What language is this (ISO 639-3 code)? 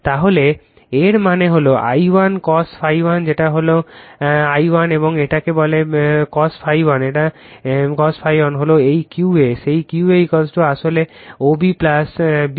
ben